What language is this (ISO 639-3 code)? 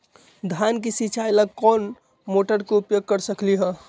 mag